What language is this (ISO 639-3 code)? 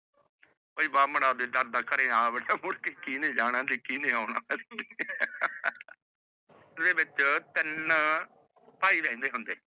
pan